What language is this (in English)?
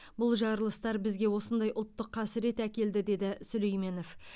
Kazakh